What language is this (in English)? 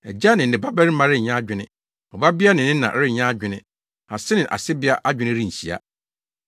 Akan